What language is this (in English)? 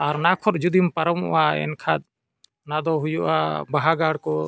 Santali